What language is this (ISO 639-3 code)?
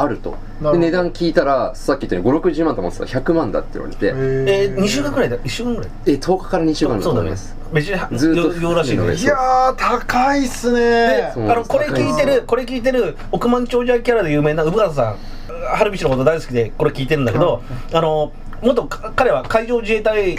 jpn